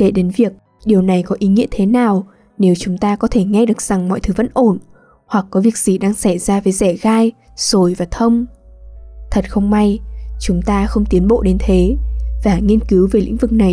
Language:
Vietnamese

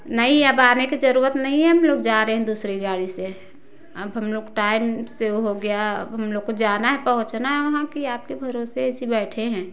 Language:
Hindi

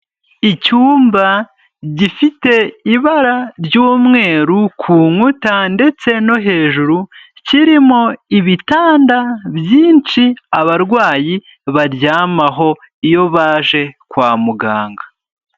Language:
Kinyarwanda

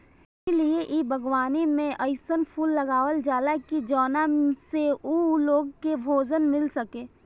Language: Bhojpuri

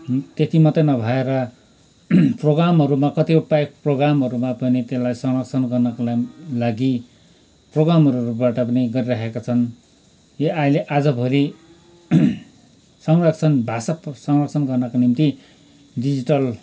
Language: Nepali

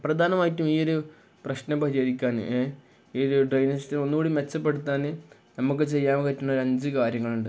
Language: Malayalam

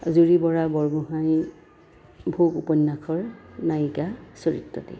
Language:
Assamese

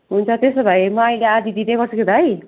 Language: Nepali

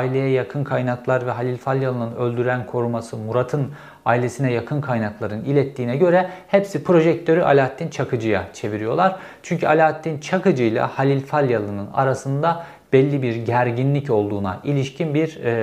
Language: Turkish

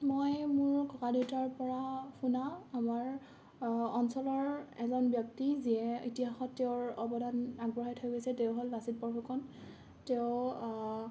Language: Assamese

